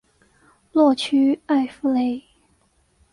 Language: Chinese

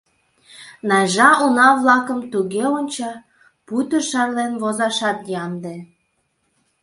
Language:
Mari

